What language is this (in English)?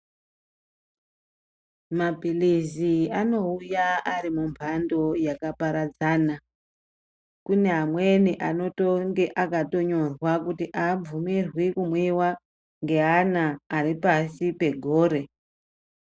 Ndau